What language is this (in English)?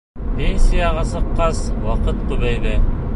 Bashkir